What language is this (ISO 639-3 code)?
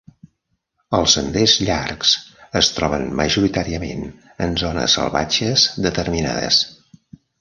cat